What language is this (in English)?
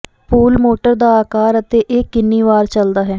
Punjabi